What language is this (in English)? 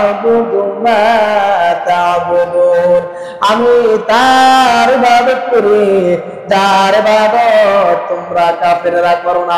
Arabic